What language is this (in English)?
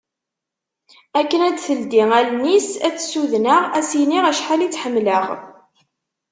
Kabyle